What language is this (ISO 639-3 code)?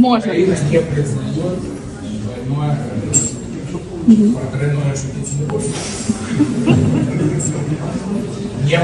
ukr